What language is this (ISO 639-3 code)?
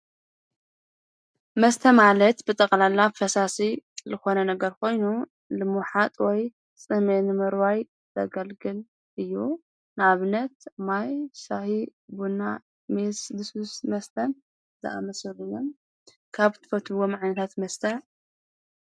tir